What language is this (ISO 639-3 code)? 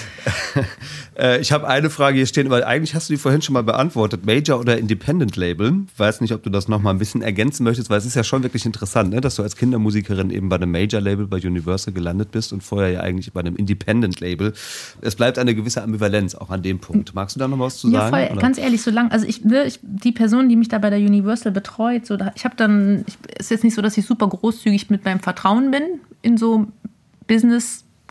deu